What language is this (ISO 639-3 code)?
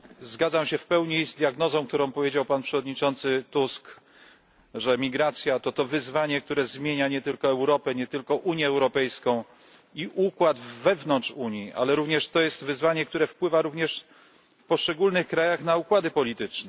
pol